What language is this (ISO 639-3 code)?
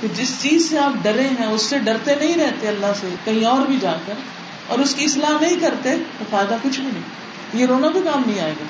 urd